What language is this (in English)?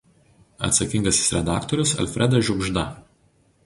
Lithuanian